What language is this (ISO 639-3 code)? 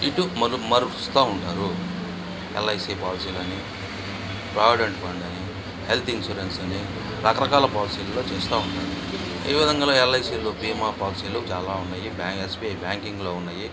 tel